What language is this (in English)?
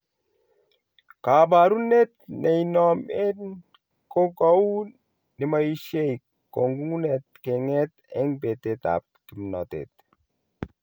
Kalenjin